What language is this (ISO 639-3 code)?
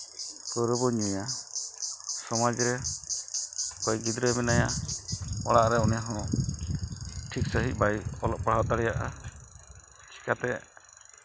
sat